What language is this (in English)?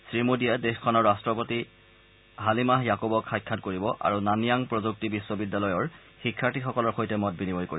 Assamese